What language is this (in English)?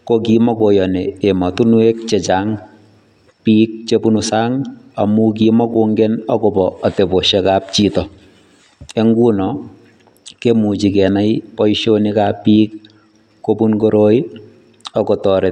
Kalenjin